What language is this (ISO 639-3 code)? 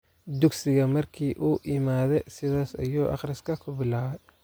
som